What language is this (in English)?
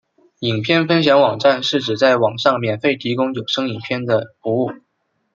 Chinese